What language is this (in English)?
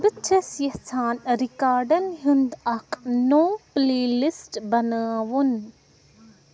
Kashmiri